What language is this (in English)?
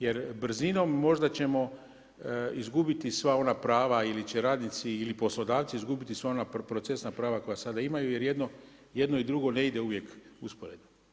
Croatian